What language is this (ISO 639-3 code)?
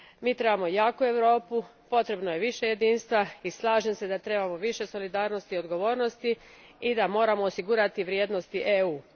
hrv